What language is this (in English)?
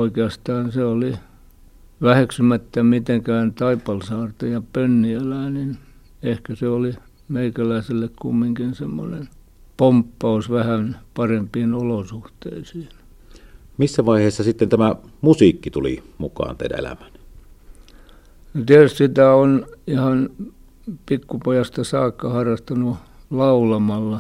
Finnish